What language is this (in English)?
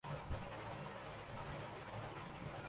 Urdu